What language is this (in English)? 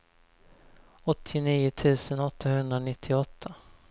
Swedish